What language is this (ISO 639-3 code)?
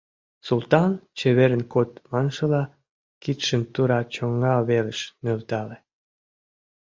chm